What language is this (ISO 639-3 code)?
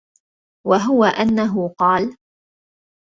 ara